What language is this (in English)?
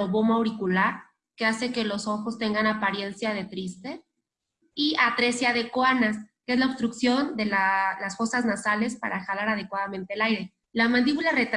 Spanish